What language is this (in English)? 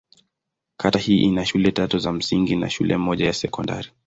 Swahili